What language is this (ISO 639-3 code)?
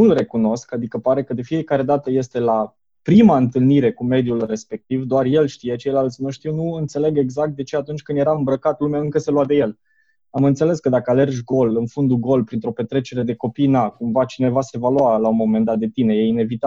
ron